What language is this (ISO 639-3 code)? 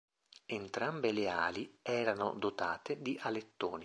ita